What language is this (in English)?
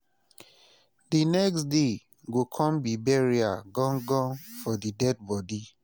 Nigerian Pidgin